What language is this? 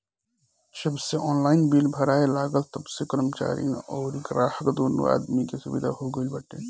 Bhojpuri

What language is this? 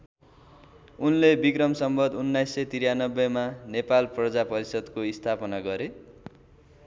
Nepali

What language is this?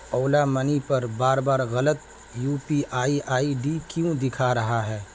Urdu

